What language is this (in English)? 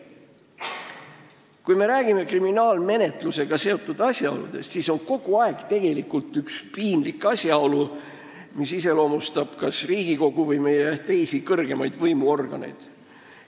Estonian